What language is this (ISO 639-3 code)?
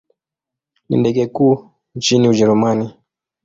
swa